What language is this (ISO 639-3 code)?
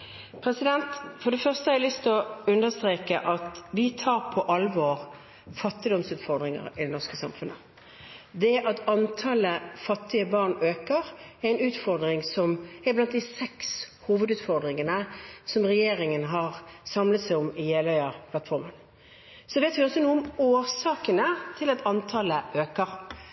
nob